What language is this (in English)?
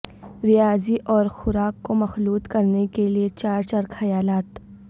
Urdu